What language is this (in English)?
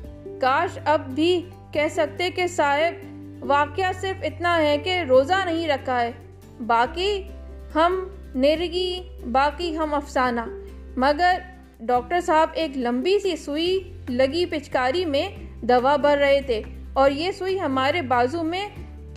Urdu